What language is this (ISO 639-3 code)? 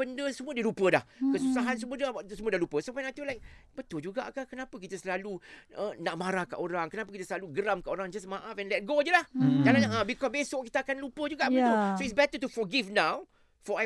msa